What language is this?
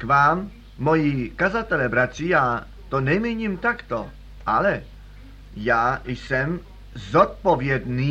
Czech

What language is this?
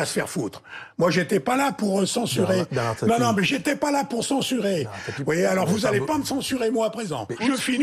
French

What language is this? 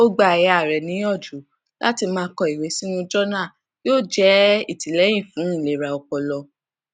Yoruba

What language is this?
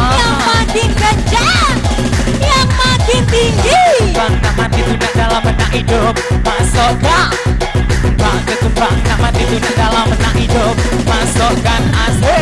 Indonesian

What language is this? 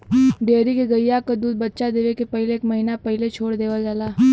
Bhojpuri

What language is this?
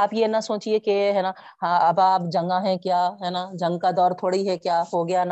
Urdu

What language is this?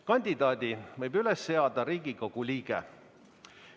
Estonian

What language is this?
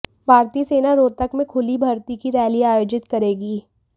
Hindi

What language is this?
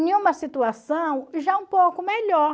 Portuguese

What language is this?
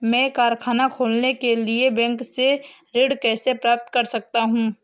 Hindi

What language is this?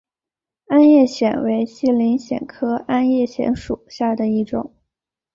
Chinese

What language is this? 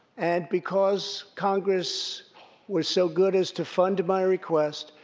English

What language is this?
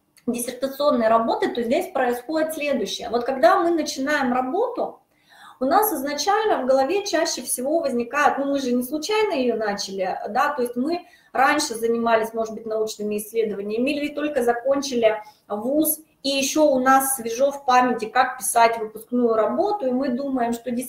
Russian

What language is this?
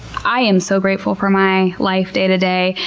English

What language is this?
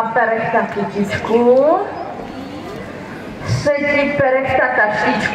Czech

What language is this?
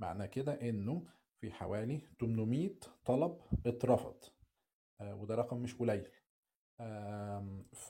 Arabic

